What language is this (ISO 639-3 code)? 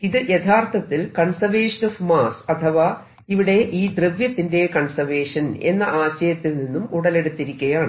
mal